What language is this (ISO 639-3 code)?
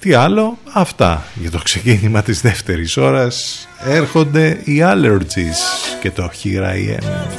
ell